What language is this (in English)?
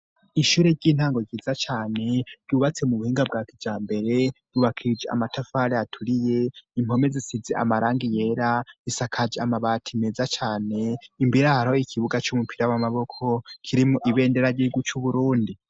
Rundi